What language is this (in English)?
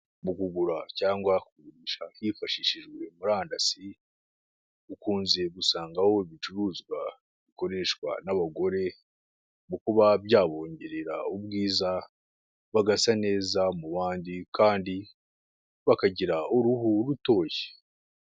Kinyarwanda